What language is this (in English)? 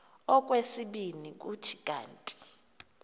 Xhosa